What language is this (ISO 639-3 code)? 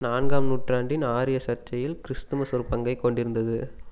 tam